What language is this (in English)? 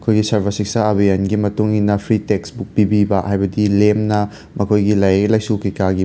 Manipuri